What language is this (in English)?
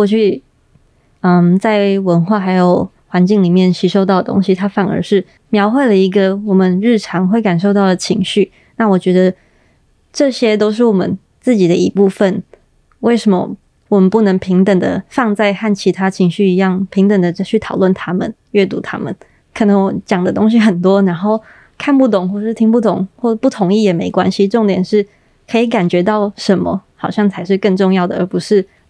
Chinese